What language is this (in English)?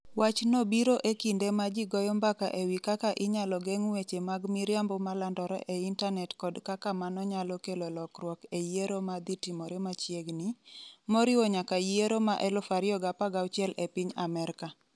Luo (Kenya and Tanzania)